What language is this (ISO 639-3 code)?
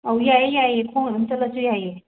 mni